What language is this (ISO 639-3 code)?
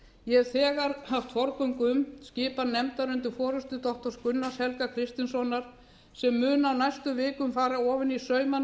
isl